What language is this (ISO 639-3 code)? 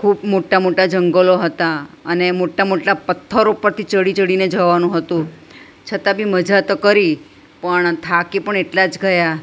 guj